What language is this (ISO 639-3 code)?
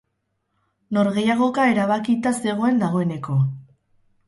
eus